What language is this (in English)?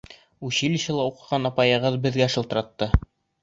Bashkir